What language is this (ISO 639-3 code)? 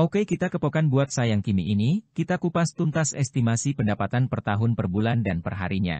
ind